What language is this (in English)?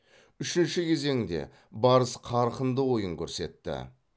Kazakh